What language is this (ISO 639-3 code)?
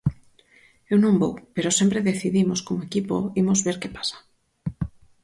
glg